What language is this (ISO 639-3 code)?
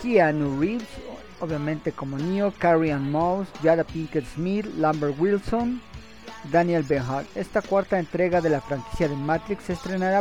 spa